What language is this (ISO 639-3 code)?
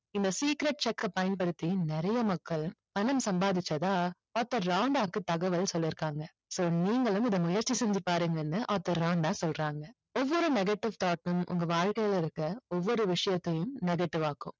tam